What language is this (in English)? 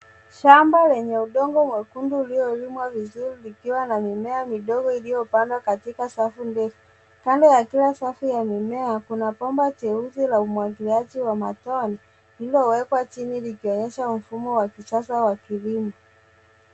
Swahili